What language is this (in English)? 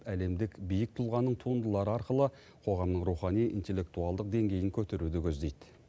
Kazakh